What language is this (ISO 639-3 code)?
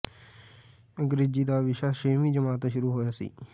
pan